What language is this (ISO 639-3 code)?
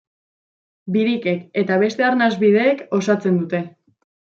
eus